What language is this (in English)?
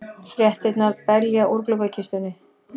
Icelandic